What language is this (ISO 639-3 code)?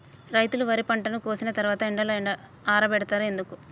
tel